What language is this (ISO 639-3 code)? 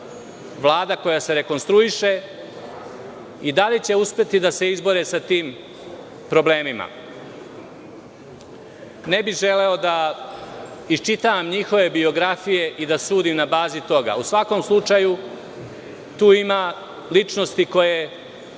srp